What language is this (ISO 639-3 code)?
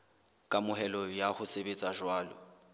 sot